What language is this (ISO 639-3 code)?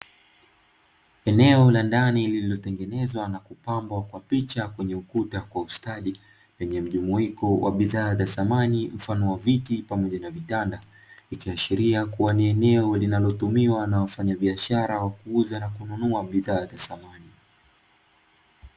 swa